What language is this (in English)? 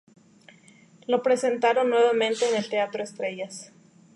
Spanish